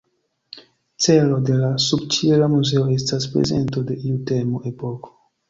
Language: Esperanto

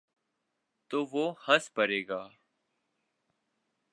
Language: Urdu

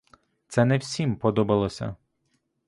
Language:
Ukrainian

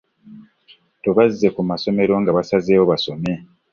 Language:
Ganda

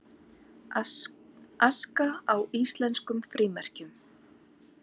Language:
Icelandic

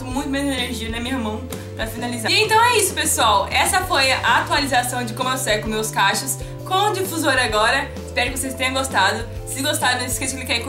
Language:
Portuguese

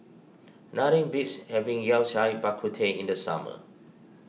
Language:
English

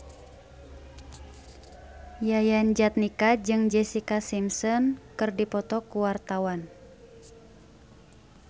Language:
Sundanese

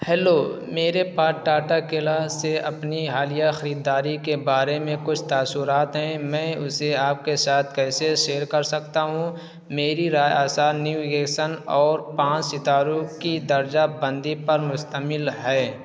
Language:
Urdu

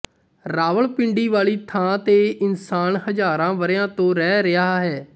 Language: Punjabi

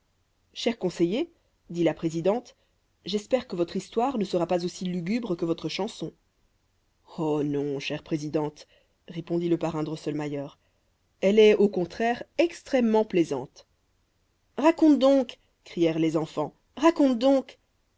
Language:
French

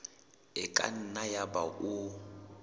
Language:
Southern Sotho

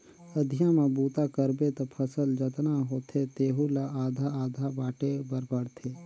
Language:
Chhattisgarhi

